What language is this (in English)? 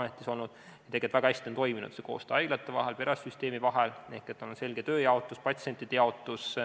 Estonian